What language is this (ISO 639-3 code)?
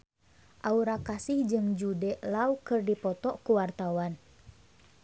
sun